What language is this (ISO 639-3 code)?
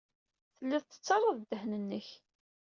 kab